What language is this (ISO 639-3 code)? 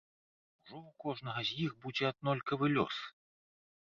bel